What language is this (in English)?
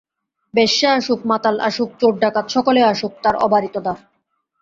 Bangla